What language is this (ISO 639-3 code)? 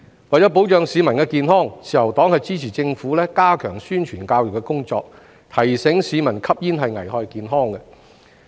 yue